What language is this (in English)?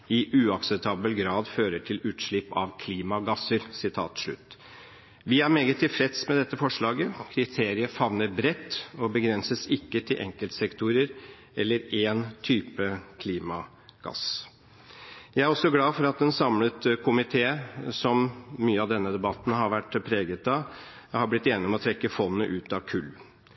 Norwegian Bokmål